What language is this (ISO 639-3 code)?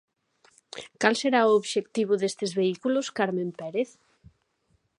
glg